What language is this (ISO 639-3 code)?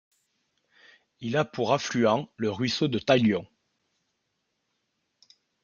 fra